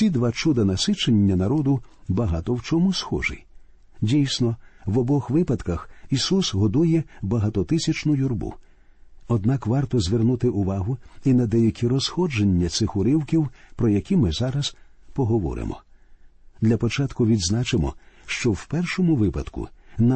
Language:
Ukrainian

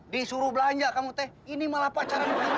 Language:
Indonesian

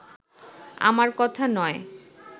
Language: Bangla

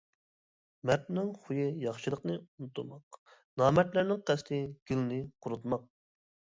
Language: Uyghur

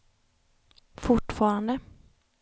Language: Swedish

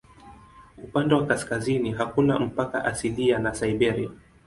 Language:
Swahili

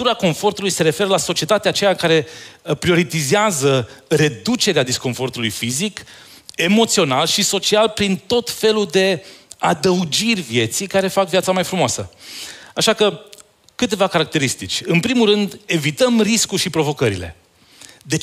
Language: Romanian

